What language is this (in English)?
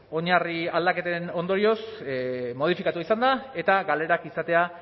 Basque